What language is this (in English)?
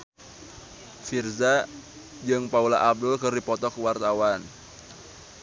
Sundanese